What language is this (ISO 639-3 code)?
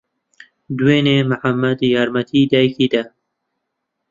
ckb